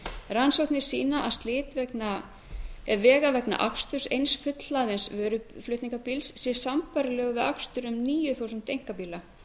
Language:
Icelandic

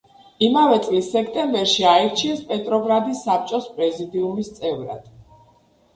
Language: Georgian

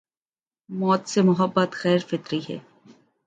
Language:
Urdu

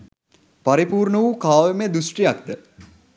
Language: Sinhala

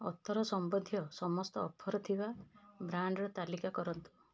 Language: Odia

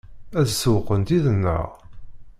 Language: Kabyle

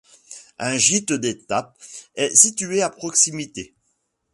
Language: French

